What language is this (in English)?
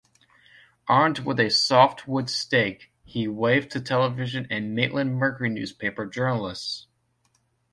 English